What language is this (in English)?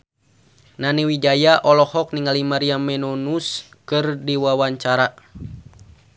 Sundanese